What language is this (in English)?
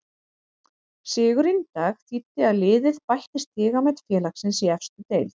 Icelandic